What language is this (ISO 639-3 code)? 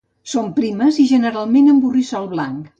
cat